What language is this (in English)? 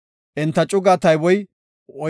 Gofa